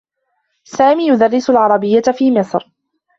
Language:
Arabic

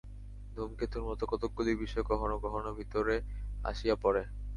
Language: Bangla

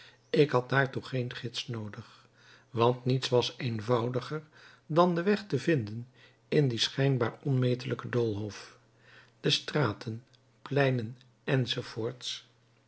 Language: Dutch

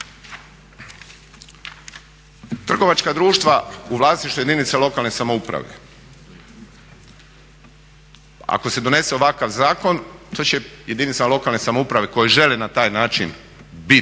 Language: Croatian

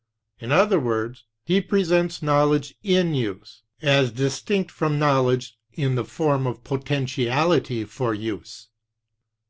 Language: English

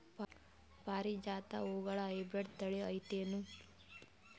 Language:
Kannada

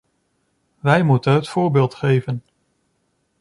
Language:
Dutch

